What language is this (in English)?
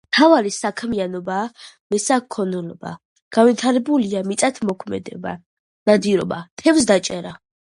Georgian